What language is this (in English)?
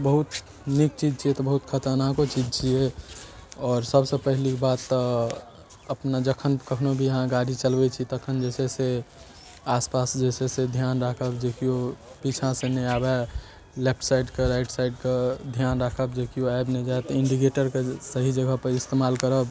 Maithili